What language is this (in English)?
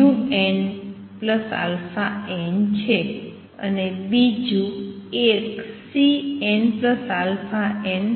Gujarati